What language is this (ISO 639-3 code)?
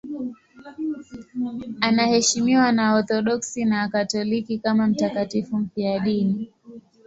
swa